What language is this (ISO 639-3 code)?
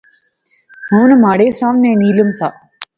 phr